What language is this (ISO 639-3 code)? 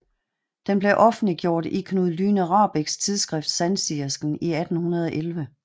dan